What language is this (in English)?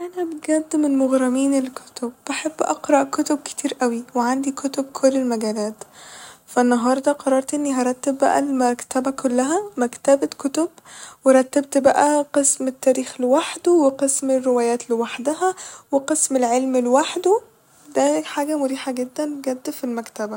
Egyptian Arabic